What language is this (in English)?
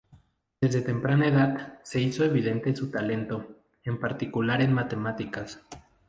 Spanish